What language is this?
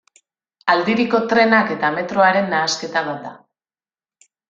Basque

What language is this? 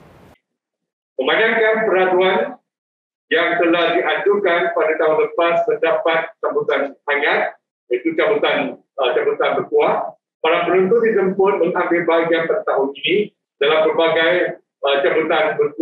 Malay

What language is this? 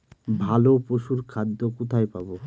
Bangla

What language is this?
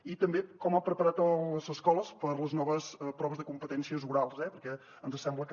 Catalan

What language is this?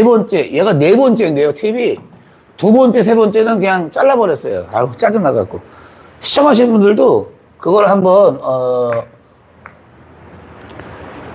Korean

